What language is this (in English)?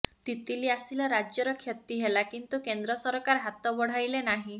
Odia